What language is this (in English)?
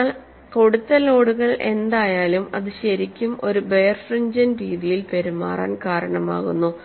Malayalam